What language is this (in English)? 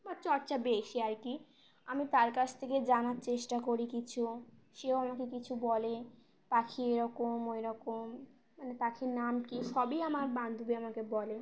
Bangla